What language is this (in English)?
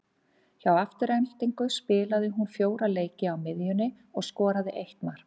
Icelandic